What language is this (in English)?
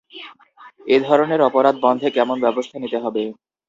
Bangla